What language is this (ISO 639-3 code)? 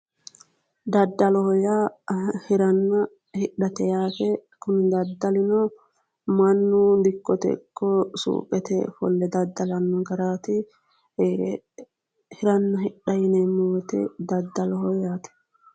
sid